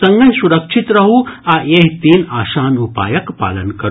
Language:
Maithili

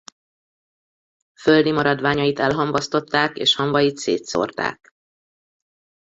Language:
Hungarian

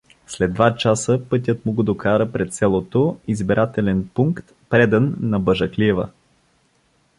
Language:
Bulgarian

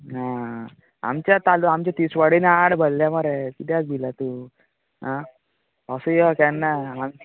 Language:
Konkani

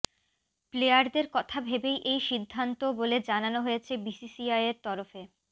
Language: Bangla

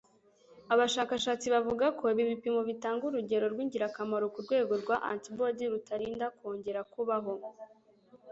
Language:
Kinyarwanda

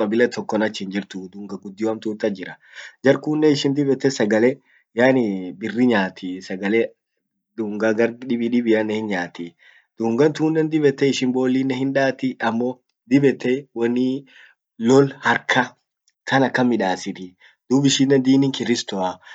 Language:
Orma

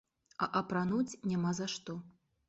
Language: Belarusian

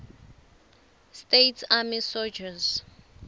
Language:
Swati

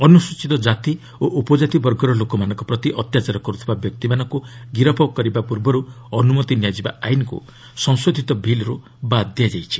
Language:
Odia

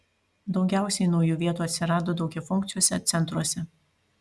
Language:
Lithuanian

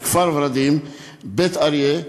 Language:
Hebrew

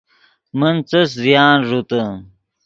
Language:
Yidgha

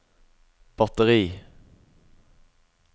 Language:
Norwegian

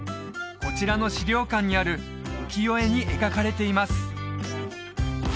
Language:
Japanese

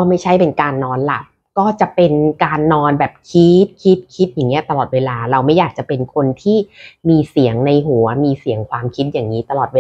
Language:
Thai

